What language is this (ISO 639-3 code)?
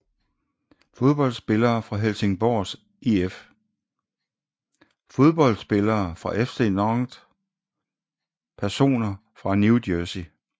dan